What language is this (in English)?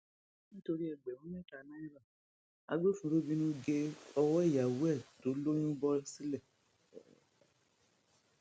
Yoruba